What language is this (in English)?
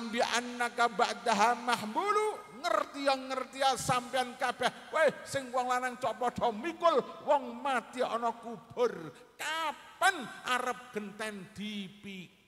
Indonesian